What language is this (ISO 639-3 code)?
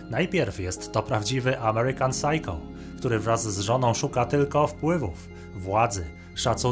pol